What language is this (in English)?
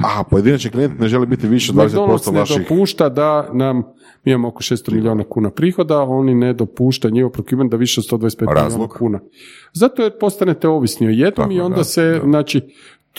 Croatian